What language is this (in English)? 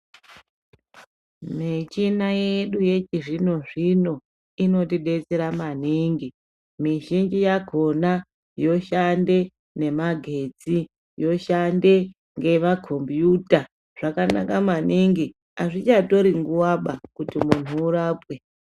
Ndau